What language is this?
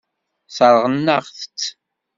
Kabyle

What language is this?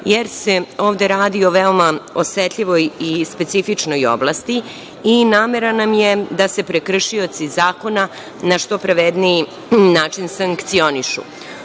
Serbian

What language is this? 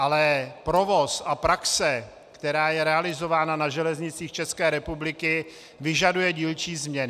Czech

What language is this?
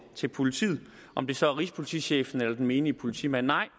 Danish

